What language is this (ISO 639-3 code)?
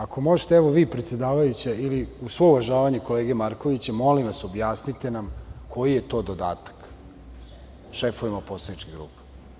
srp